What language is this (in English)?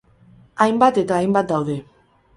Basque